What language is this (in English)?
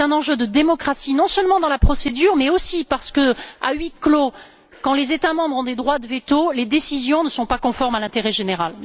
French